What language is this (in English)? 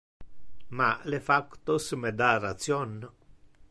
Interlingua